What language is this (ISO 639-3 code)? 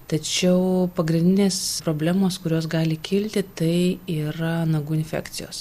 lit